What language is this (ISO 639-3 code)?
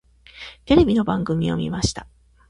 jpn